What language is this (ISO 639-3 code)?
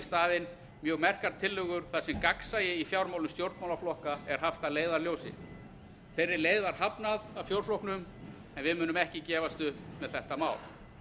isl